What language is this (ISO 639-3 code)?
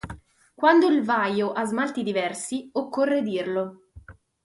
ita